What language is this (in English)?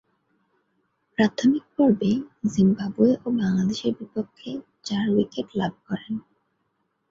Bangla